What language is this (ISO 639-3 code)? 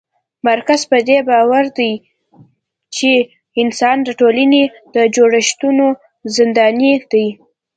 pus